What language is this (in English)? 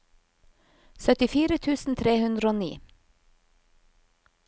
Norwegian